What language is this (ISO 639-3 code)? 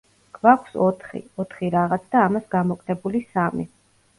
kat